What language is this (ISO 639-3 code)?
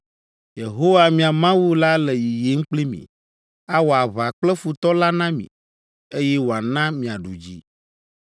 ewe